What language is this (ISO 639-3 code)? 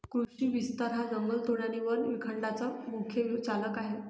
mar